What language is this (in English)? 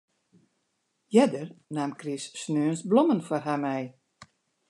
Western Frisian